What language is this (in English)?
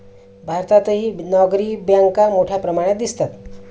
Marathi